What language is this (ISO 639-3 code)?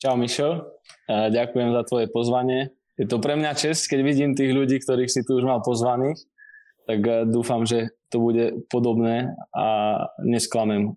slk